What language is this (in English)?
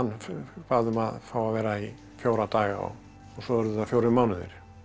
Icelandic